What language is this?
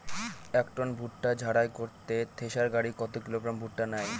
Bangla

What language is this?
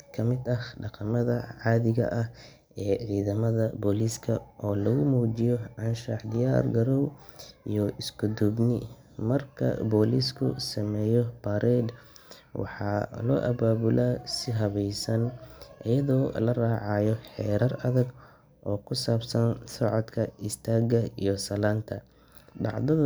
Somali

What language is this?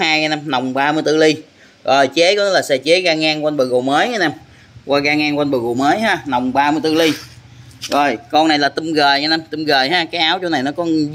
Vietnamese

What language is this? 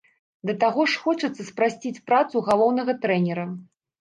Belarusian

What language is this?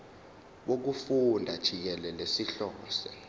Zulu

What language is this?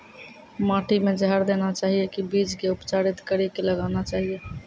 Maithili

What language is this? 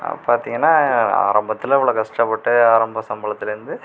Tamil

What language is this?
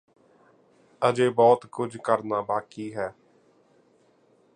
Punjabi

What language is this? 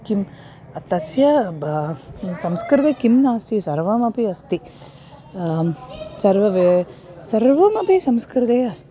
Sanskrit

